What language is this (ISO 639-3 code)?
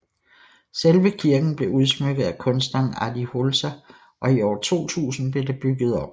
dan